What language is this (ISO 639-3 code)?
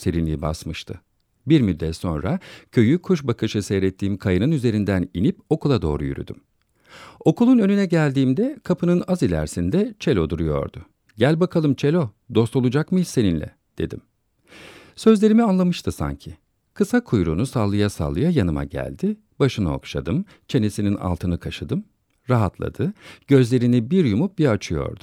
tur